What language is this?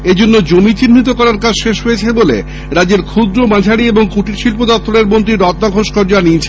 Bangla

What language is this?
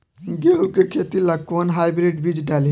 Bhojpuri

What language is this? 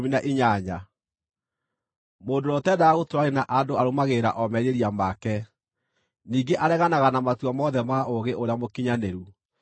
Kikuyu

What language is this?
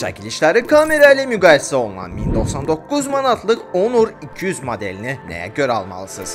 Turkish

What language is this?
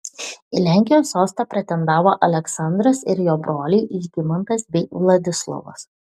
Lithuanian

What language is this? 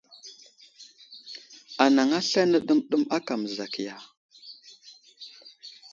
Wuzlam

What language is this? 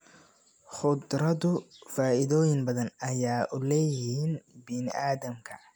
Somali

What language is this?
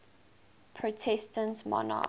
English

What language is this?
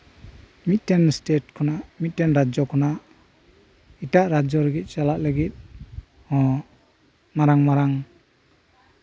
Santali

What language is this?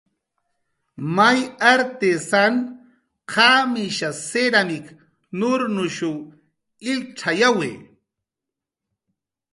Jaqaru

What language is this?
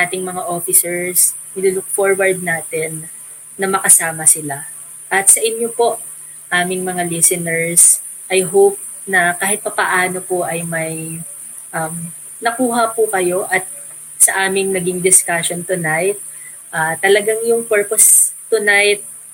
Filipino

